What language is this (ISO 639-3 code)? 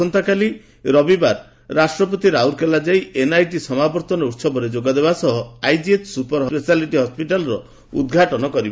ori